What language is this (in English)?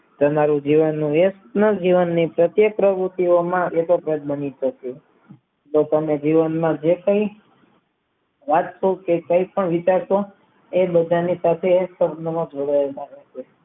Gujarati